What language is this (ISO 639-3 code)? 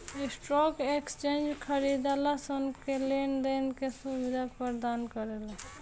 bho